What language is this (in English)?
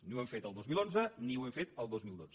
Catalan